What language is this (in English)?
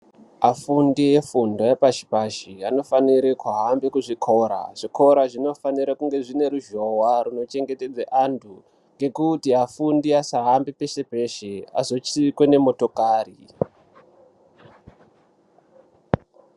Ndau